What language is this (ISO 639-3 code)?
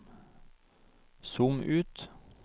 nor